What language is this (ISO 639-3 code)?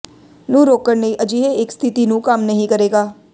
pan